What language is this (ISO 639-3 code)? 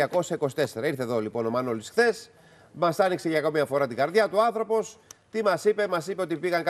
ell